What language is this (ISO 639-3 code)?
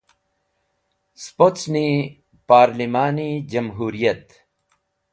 wbl